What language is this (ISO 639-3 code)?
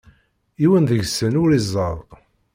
kab